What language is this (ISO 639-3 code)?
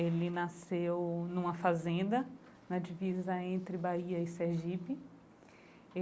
por